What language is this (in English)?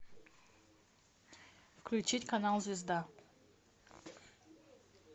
Russian